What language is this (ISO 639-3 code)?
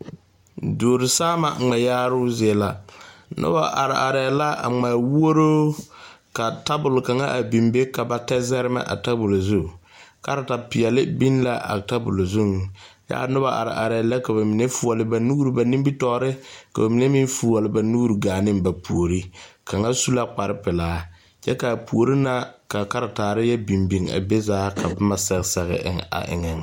dga